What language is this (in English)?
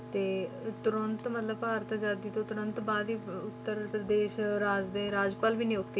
Punjabi